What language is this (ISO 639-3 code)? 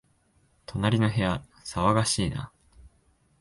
jpn